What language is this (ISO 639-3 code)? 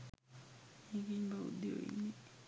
sin